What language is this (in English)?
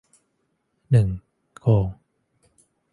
Thai